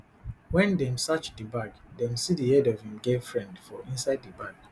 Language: Nigerian Pidgin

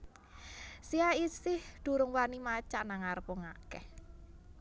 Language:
Javanese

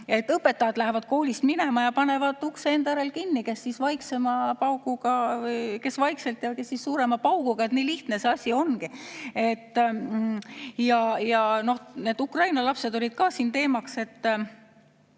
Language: Estonian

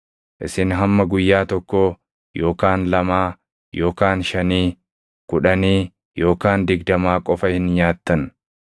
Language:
Oromo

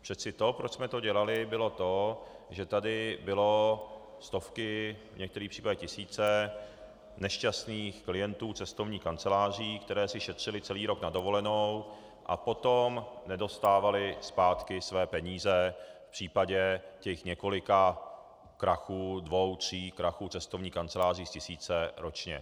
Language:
Czech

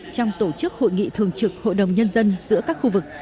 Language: Vietnamese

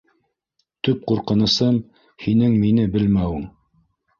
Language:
Bashkir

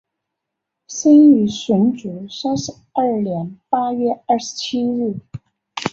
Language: Chinese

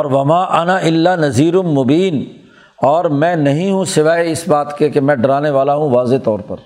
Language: Urdu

